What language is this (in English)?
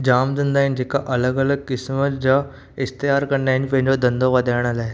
Sindhi